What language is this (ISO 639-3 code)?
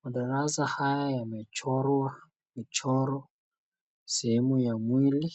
swa